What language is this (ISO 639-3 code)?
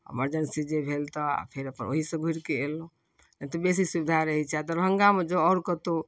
mai